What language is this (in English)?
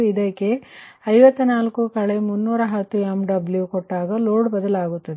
Kannada